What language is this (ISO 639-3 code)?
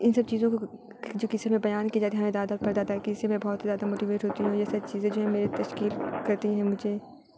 urd